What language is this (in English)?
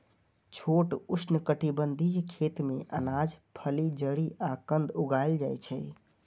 Maithili